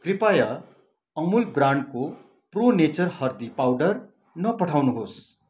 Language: Nepali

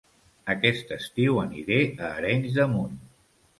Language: Catalan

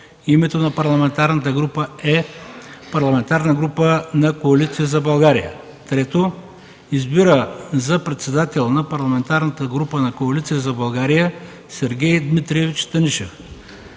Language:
Bulgarian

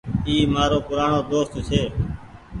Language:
Goaria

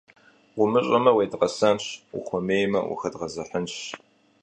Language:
Kabardian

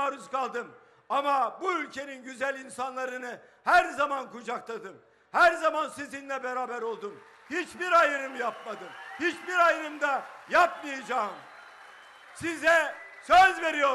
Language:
Turkish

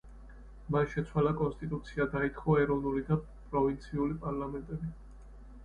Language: Georgian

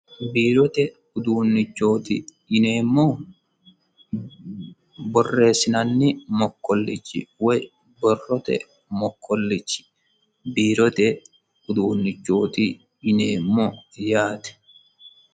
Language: Sidamo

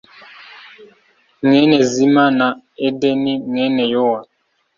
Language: Kinyarwanda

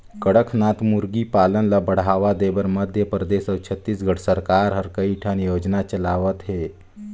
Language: Chhattisgarhi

